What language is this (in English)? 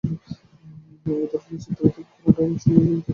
Bangla